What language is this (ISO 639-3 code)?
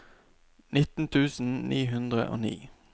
nor